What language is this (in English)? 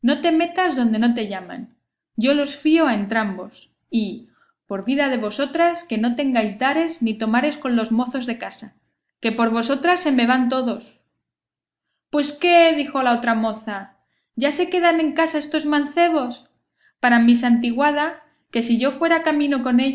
Spanish